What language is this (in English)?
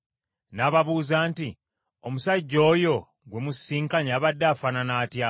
Ganda